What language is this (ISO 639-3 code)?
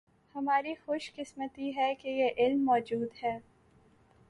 urd